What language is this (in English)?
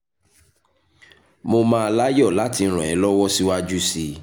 Yoruba